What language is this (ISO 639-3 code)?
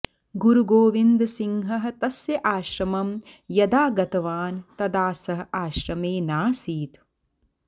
san